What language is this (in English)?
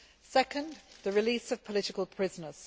English